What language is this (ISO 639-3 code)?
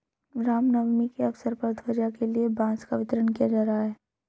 hin